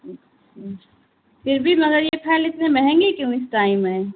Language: Urdu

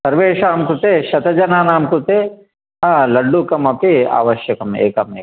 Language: Sanskrit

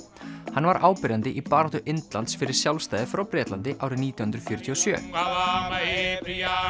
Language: Icelandic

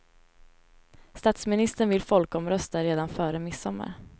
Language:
Swedish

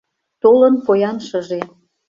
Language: Mari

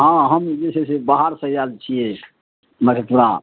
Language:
Maithili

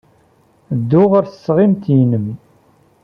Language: Kabyle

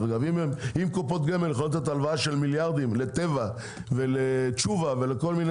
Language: Hebrew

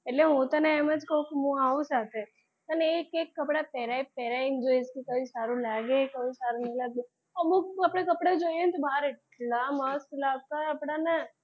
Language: Gujarati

